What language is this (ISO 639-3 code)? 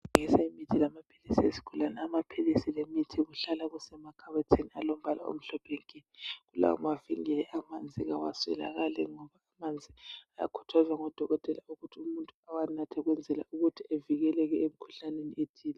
nde